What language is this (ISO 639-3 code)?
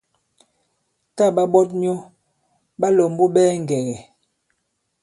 abb